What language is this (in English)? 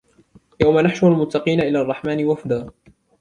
Arabic